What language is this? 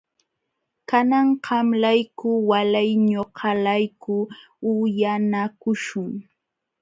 Jauja Wanca Quechua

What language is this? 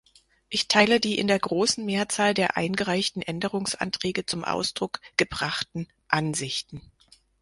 German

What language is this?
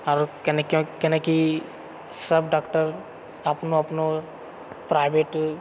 Maithili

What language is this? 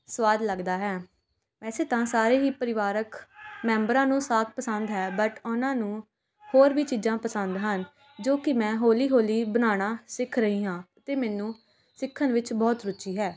Punjabi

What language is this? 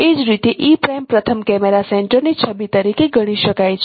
Gujarati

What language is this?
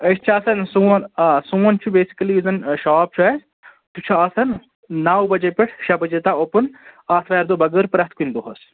Kashmiri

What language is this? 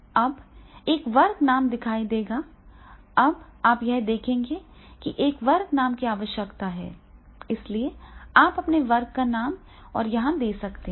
Hindi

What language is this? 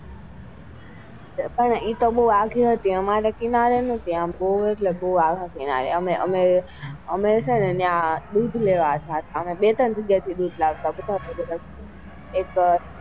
Gujarati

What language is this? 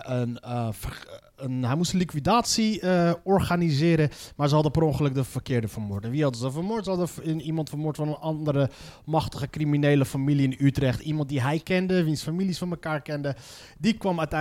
Dutch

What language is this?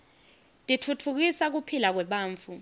Swati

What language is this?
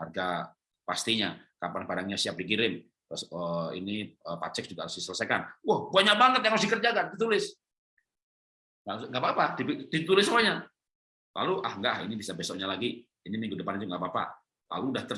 Indonesian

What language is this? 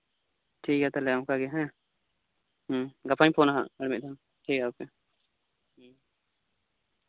Santali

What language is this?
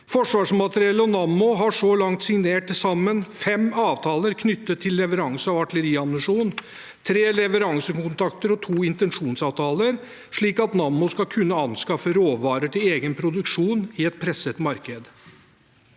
Norwegian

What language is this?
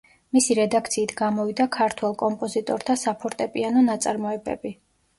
Georgian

